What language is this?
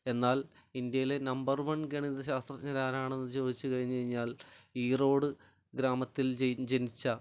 Malayalam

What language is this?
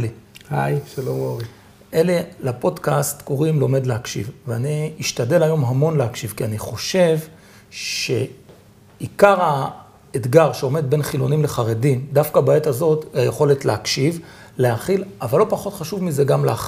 Hebrew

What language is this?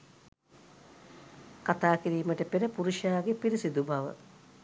Sinhala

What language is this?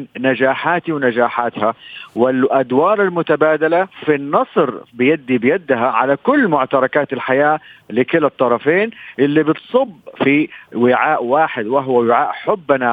Arabic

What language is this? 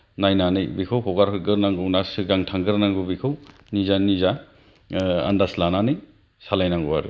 Bodo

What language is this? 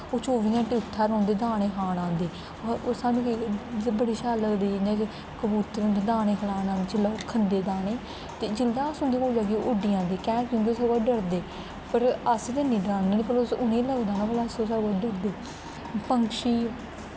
Dogri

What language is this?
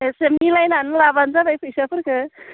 Bodo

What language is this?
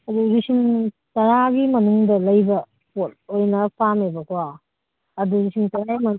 Manipuri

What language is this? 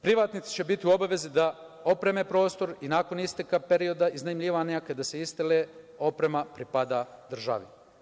Serbian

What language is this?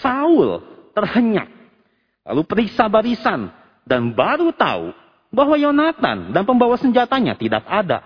Indonesian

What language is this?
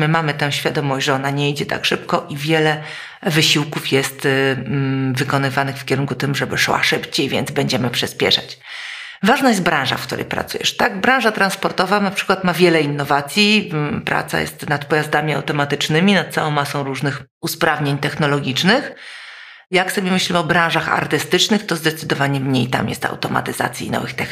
Polish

